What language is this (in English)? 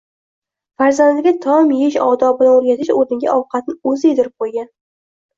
Uzbek